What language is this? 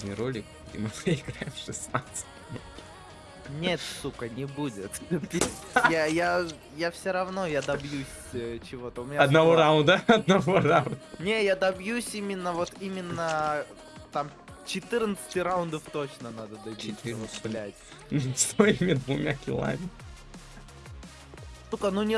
Russian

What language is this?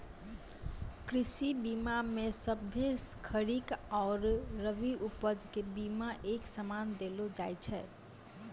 Maithili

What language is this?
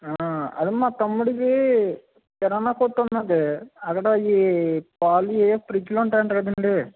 Telugu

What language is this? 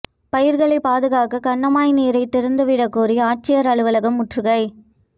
Tamil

